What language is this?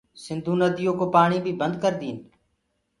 Gurgula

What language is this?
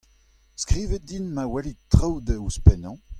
Breton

